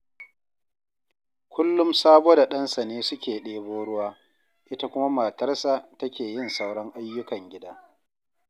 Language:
Hausa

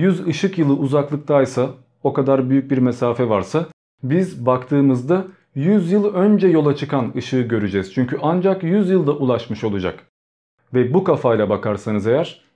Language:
Turkish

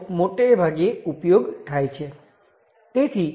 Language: Gujarati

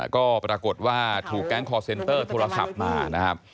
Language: Thai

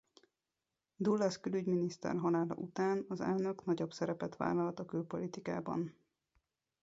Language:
Hungarian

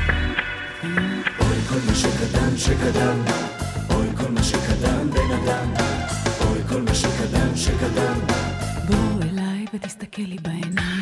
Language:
Hebrew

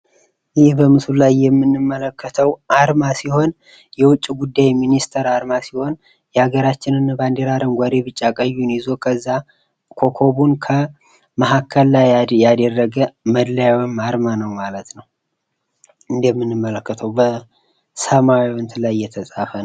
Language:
Amharic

